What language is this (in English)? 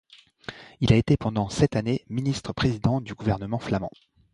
French